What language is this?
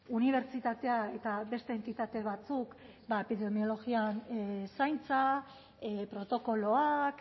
Basque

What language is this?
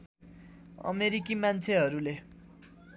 Nepali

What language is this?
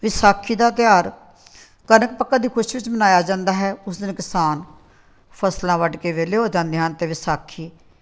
Punjabi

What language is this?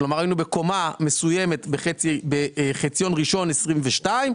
Hebrew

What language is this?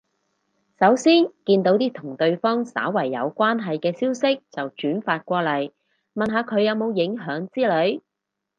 Cantonese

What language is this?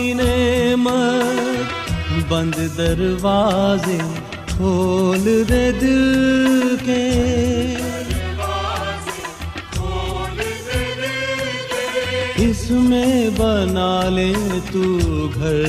Urdu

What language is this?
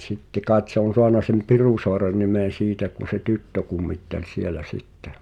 Finnish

